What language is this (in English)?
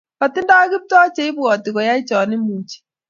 Kalenjin